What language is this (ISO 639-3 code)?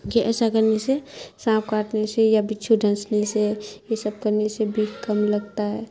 urd